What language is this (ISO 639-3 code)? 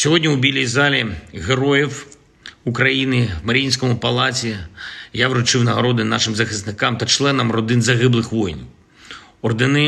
ukr